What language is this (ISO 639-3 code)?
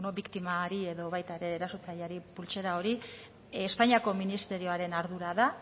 eus